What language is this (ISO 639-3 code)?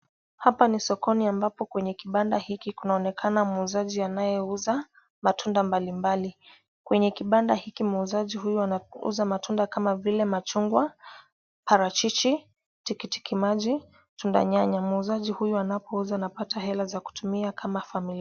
swa